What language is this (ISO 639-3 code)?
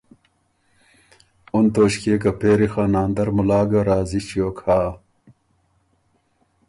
oru